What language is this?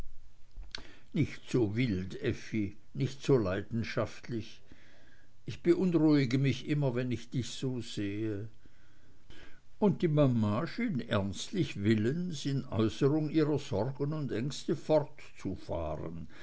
German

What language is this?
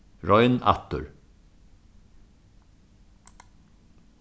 Faroese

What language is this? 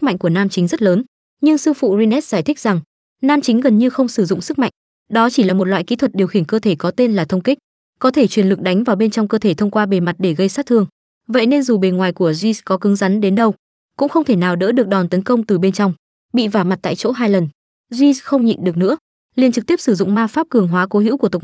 Vietnamese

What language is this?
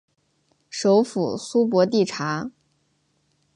Chinese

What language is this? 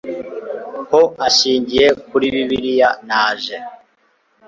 Kinyarwanda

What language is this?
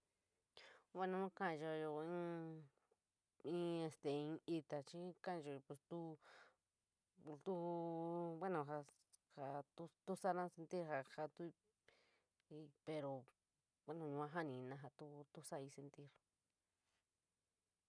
San Miguel El Grande Mixtec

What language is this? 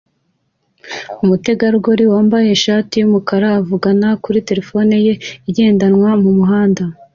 Kinyarwanda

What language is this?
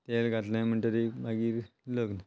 Konkani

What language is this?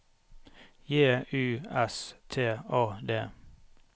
Norwegian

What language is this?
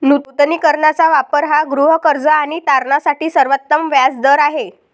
Marathi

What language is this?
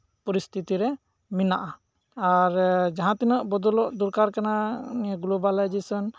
Santali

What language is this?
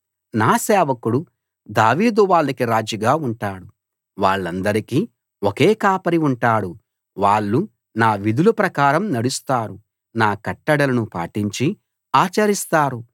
Telugu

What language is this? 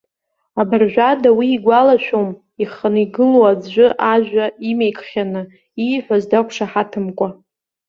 Abkhazian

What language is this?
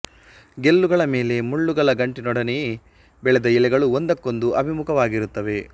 Kannada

